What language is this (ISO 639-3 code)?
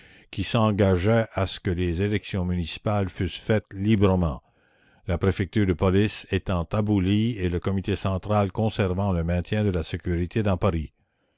fra